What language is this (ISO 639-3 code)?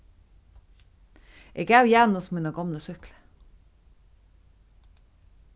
fao